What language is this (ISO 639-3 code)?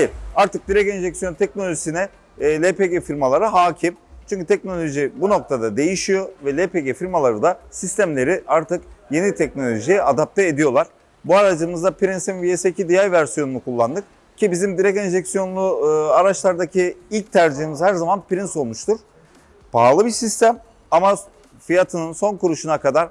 tur